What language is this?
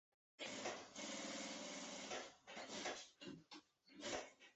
Chinese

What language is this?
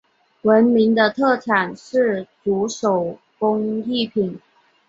Chinese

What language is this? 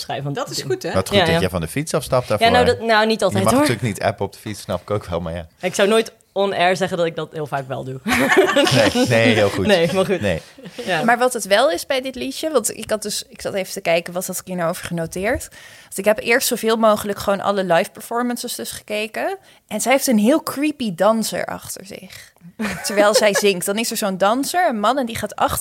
Dutch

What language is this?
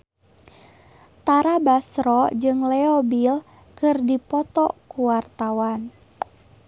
Sundanese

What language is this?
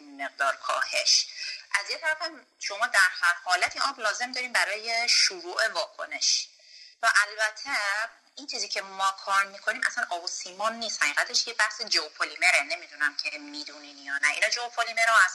Persian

